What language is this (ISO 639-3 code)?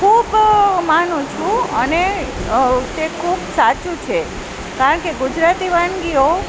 guj